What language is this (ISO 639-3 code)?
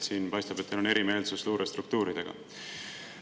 est